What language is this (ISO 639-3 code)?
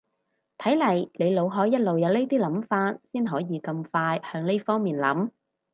yue